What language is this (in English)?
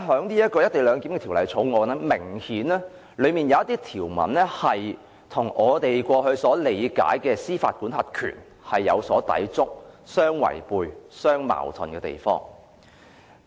Cantonese